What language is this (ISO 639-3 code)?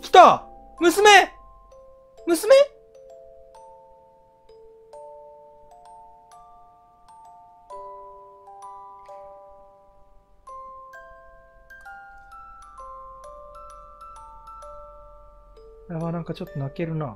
jpn